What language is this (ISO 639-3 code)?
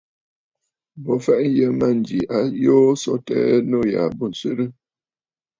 bfd